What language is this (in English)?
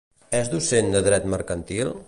Catalan